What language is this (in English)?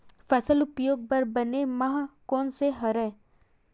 Chhattisgarhi